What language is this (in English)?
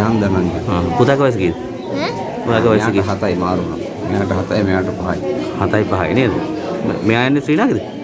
Sinhala